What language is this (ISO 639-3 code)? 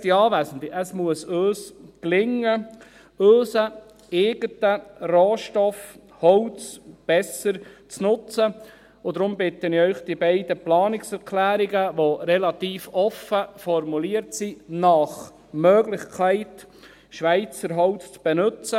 gsw